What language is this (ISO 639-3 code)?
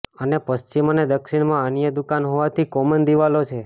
guj